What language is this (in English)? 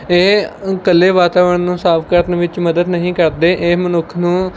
Punjabi